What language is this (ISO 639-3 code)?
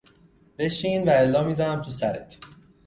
fas